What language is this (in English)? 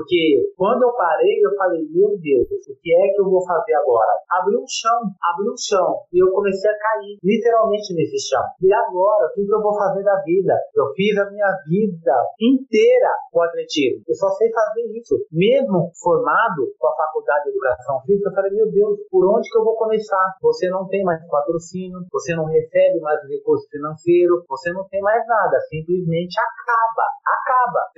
Portuguese